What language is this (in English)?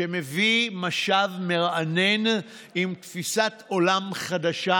Hebrew